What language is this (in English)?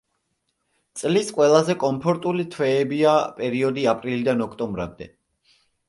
Georgian